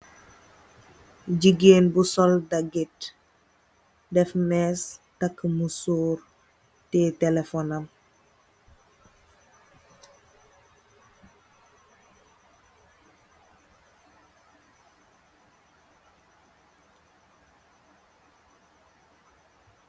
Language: Wolof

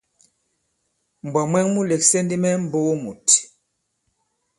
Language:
Bankon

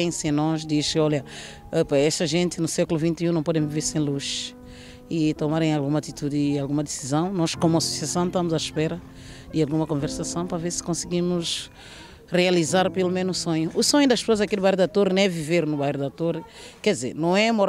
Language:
Portuguese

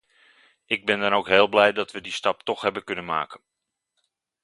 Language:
Dutch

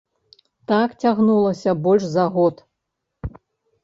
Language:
Belarusian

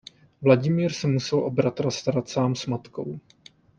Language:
Czech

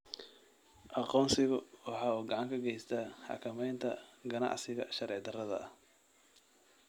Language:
Somali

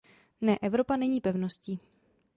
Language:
Czech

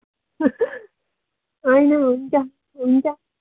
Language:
Nepali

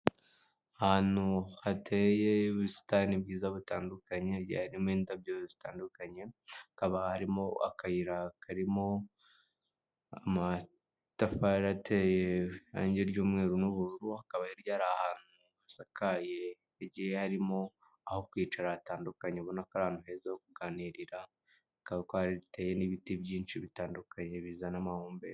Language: Kinyarwanda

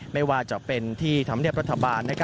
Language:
Thai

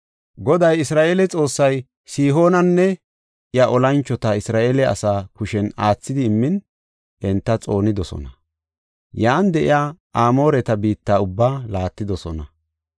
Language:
Gofa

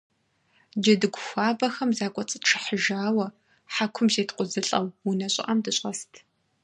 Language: Kabardian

